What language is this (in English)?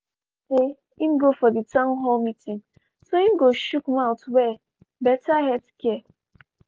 Nigerian Pidgin